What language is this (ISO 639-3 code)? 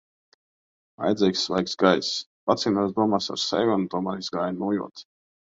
lav